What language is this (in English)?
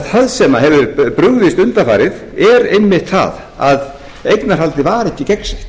Icelandic